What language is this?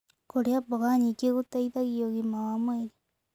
Kikuyu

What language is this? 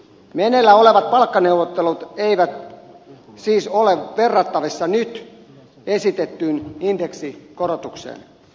Finnish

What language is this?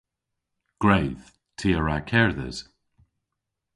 Cornish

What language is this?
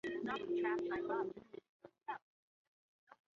Chinese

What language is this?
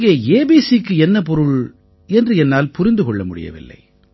Tamil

